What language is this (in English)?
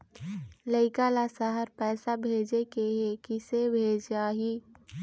Chhattisgarhi